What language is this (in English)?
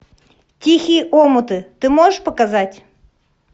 Russian